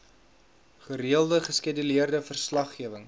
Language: Afrikaans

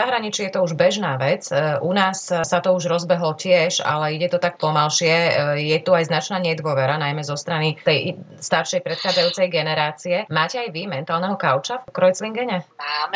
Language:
Slovak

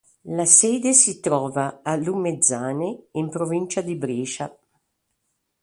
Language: Italian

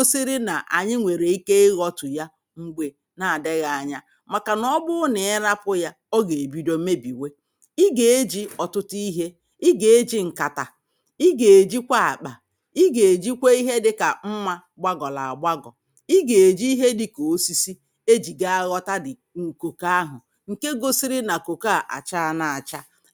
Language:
Igbo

